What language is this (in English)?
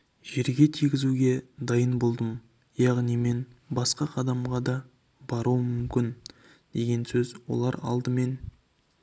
Kazakh